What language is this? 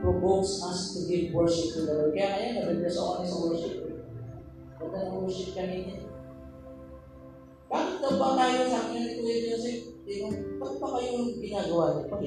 Filipino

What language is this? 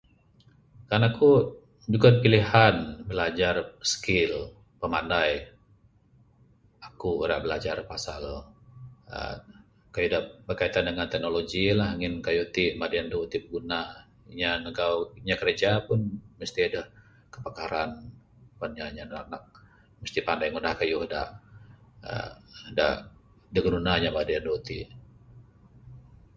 Bukar-Sadung Bidayuh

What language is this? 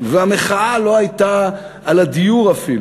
Hebrew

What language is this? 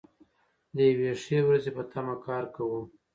Pashto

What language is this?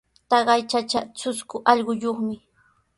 Sihuas Ancash Quechua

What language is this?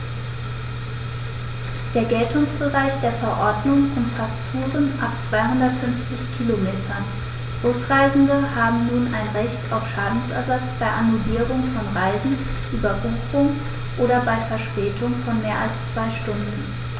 German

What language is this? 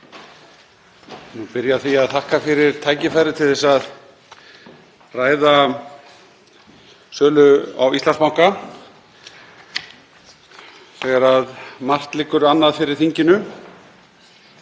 Icelandic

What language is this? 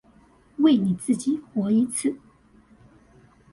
Chinese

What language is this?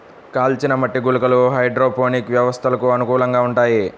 Telugu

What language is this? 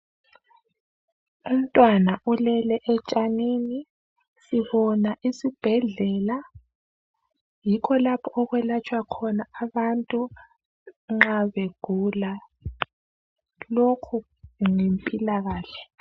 North Ndebele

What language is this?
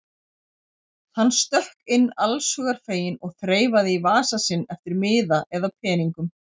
Icelandic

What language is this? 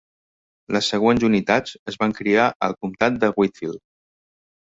Catalan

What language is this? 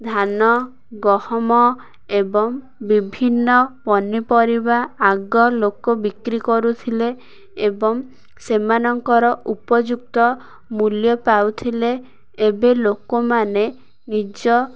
Odia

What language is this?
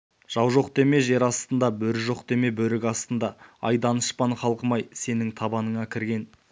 Kazakh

